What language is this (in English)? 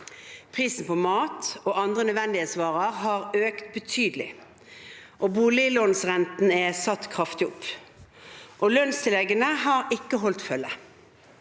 Norwegian